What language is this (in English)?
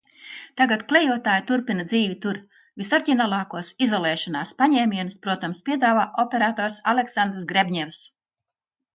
Latvian